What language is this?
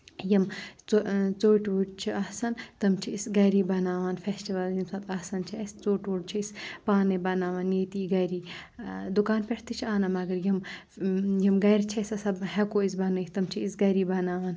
Kashmiri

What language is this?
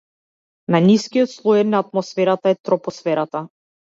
Macedonian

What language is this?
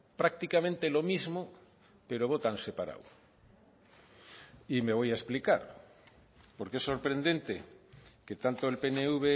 Spanish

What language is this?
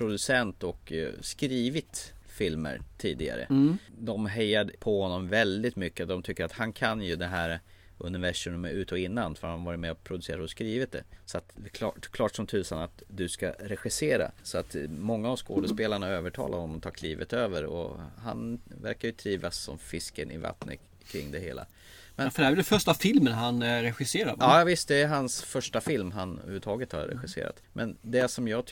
Swedish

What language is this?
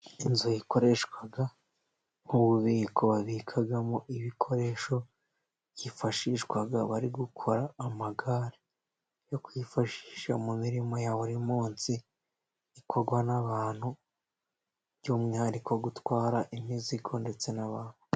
Kinyarwanda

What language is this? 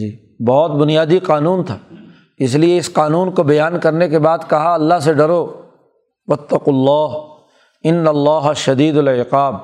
Urdu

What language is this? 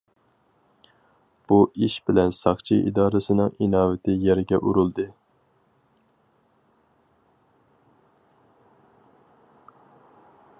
Uyghur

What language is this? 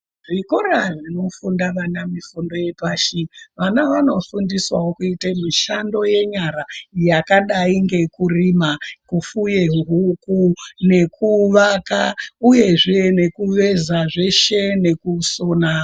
Ndau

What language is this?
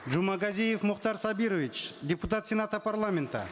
Kazakh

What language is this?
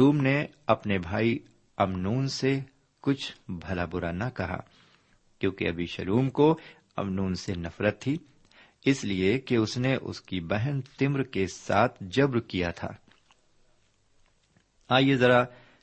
Urdu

